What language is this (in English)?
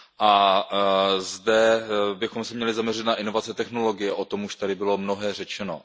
Czech